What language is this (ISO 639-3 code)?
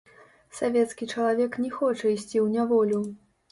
bel